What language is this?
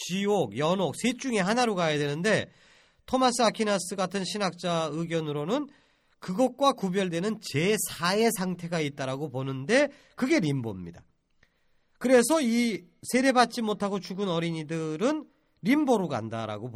Korean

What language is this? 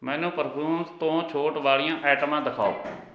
Punjabi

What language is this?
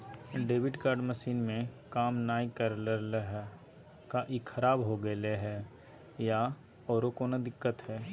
Magahi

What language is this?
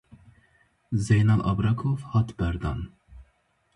Kurdish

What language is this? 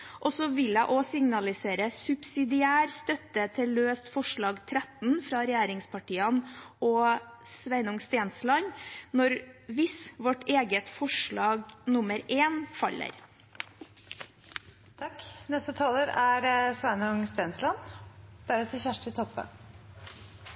Norwegian Bokmål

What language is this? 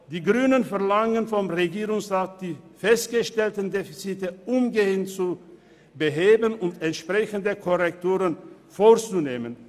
Swiss German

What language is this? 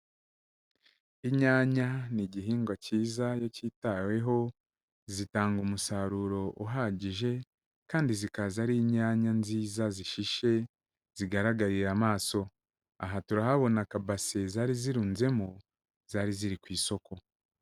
Kinyarwanda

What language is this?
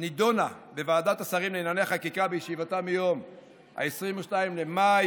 Hebrew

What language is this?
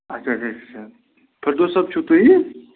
Kashmiri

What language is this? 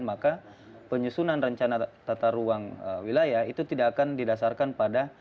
Indonesian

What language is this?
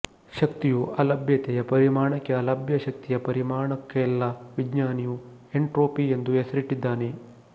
Kannada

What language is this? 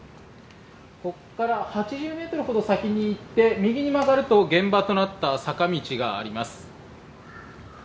Japanese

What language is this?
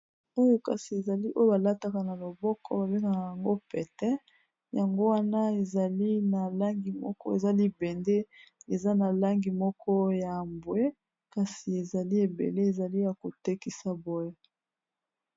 Lingala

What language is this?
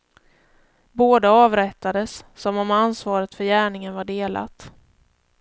Swedish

